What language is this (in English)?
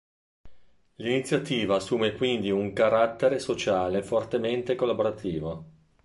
Italian